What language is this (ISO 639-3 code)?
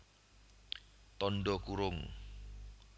jav